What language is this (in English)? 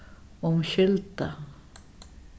Faroese